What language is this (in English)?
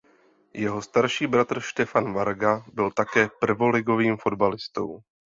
Czech